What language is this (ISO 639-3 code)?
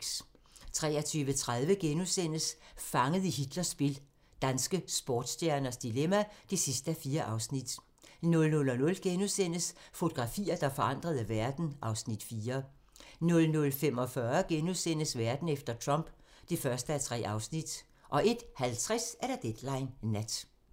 dan